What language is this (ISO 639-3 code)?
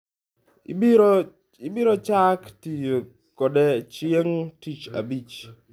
luo